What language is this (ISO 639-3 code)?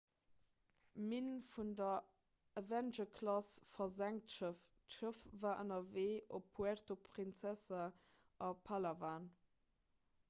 ltz